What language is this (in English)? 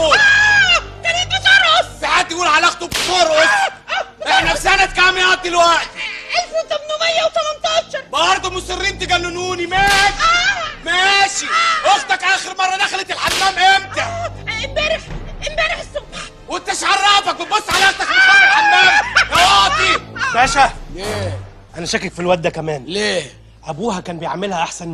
Arabic